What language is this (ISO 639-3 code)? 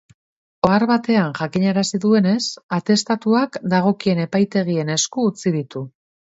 eus